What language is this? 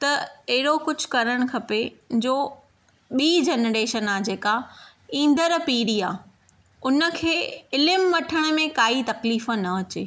Sindhi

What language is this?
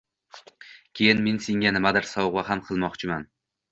Uzbek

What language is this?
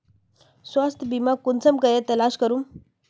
Magahi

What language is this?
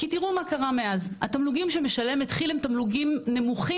Hebrew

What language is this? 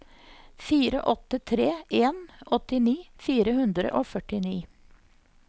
Norwegian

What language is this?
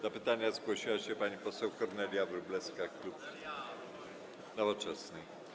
Polish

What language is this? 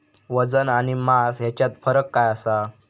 Marathi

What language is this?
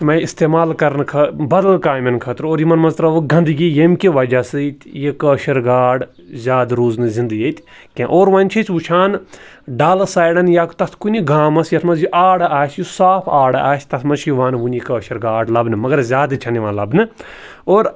Kashmiri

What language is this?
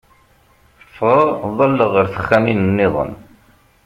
Kabyle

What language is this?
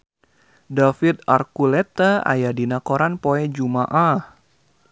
Sundanese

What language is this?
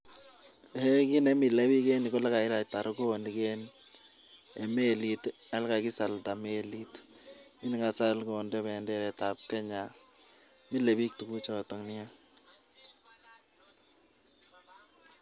Kalenjin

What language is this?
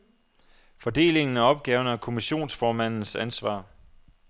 Danish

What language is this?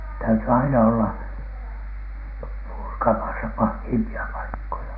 Finnish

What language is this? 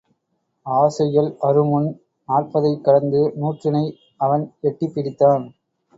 Tamil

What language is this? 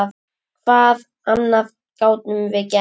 Icelandic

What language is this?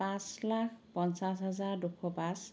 Assamese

